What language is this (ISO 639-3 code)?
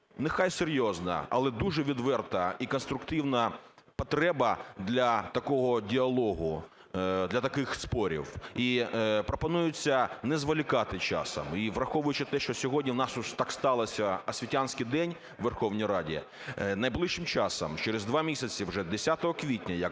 ukr